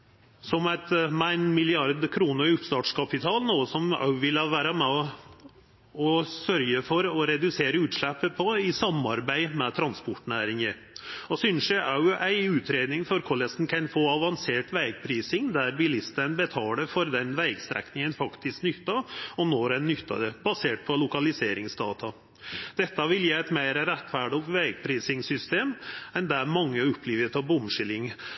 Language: Norwegian Nynorsk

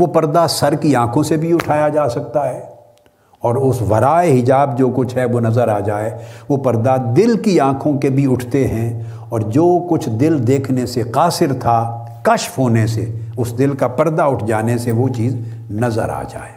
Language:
Urdu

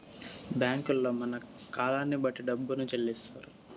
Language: Telugu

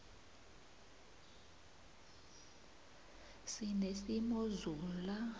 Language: South Ndebele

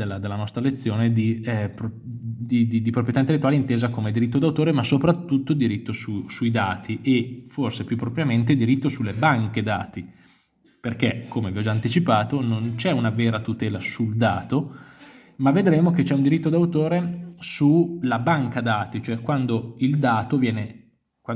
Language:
Italian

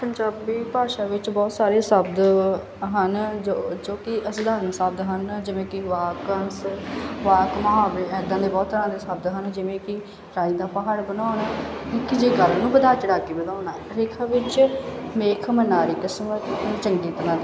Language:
Punjabi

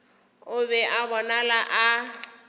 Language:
Northern Sotho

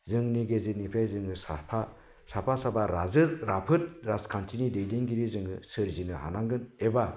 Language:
Bodo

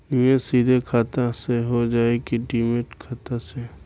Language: Bhojpuri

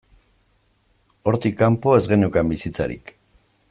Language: Basque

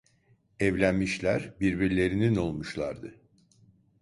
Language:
Turkish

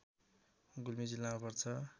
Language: Nepali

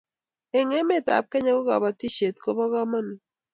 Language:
Kalenjin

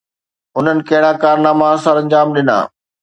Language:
Sindhi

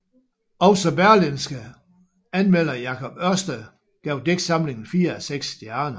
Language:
Danish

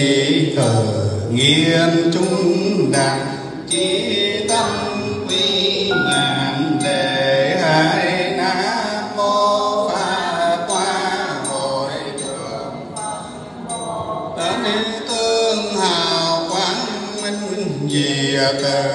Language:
Vietnamese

